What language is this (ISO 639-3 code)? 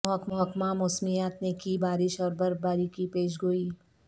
urd